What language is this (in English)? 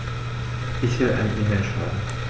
German